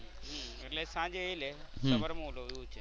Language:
Gujarati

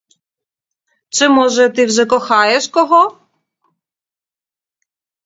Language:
Ukrainian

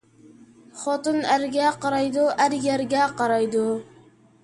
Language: Uyghur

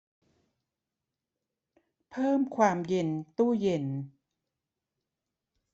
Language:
Thai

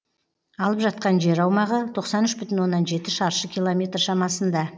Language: Kazakh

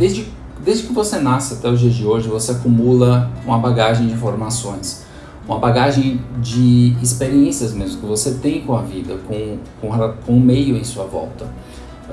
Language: Portuguese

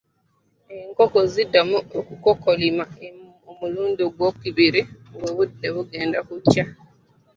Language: Ganda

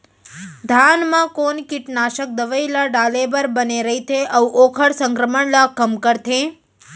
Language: Chhattisgarhi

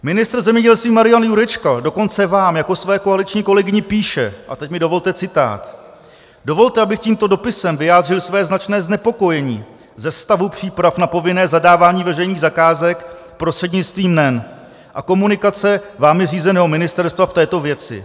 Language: Czech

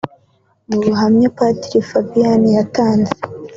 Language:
Kinyarwanda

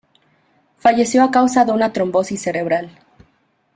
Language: Spanish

